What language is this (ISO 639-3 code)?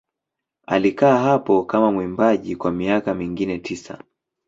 swa